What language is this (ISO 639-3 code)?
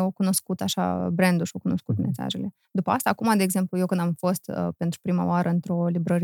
ron